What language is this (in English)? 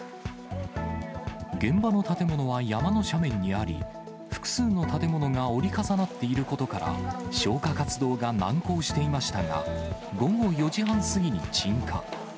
Japanese